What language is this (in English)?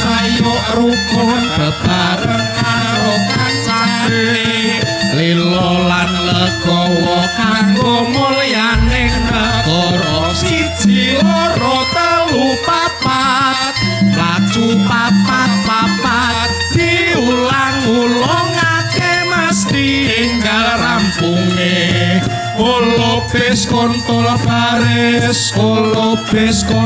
Indonesian